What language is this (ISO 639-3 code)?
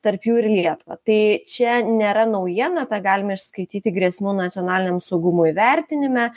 lit